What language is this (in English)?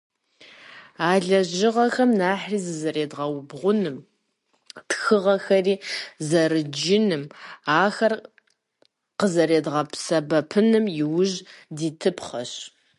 Kabardian